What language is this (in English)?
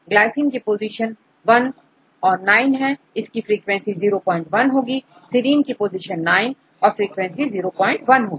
Hindi